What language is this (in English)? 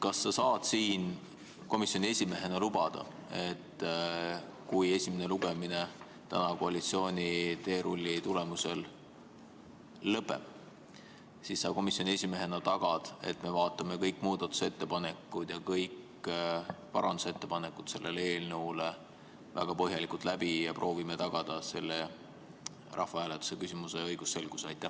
Estonian